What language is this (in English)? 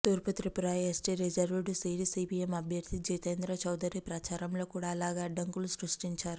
Telugu